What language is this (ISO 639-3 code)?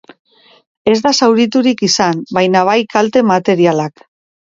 eus